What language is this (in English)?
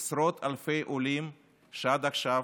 Hebrew